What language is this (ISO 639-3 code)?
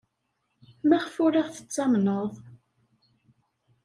kab